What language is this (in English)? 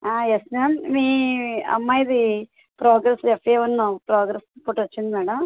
Telugu